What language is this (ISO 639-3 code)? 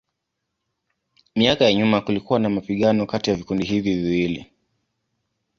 swa